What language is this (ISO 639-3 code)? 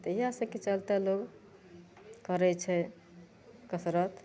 mai